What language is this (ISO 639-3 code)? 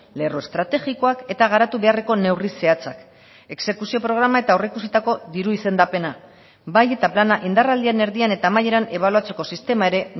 eus